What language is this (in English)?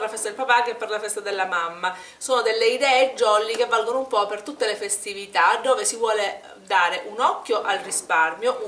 Italian